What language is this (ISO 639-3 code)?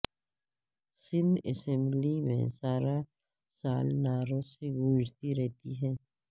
urd